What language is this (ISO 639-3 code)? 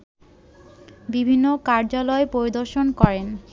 ben